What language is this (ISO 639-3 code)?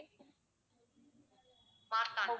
tam